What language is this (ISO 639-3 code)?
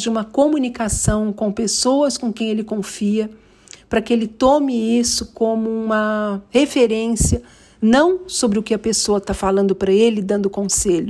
por